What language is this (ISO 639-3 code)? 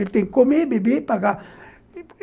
por